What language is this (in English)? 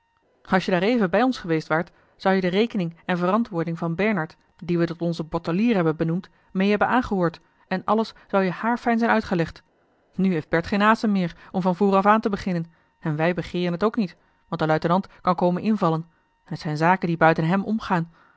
Dutch